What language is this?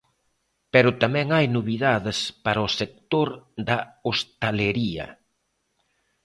Galician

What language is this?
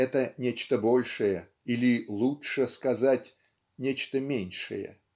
Russian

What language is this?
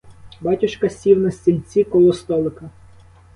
Ukrainian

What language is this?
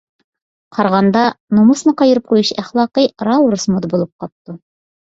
Uyghur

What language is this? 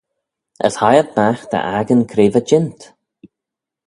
Manx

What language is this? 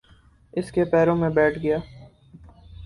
Urdu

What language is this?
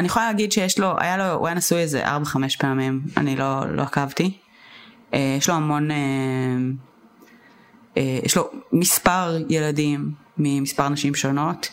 Hebrew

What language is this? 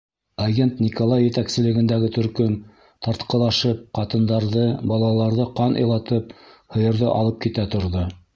Bashkir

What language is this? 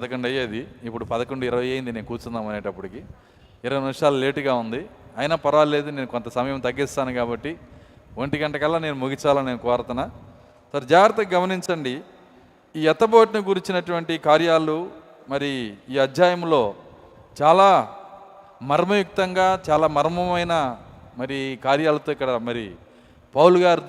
Telugu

